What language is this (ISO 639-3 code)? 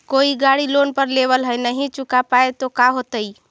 mag